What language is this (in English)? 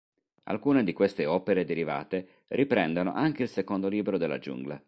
Italian